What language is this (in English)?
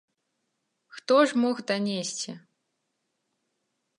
Belarusian